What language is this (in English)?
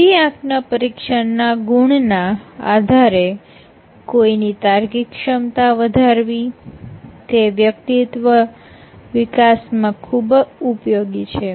Gujarati